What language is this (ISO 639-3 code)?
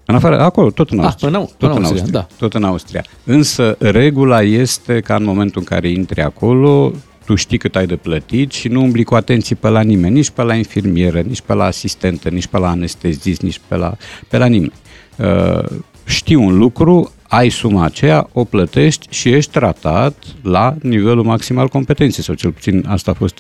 ron